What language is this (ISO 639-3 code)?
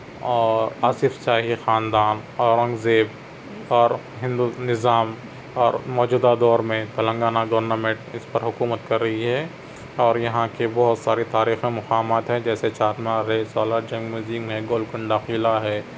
urd